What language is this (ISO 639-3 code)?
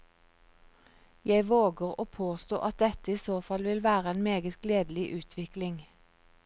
nor